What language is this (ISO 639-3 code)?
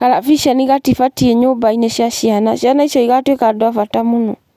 kik